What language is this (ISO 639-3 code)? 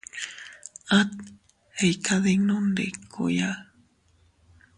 cut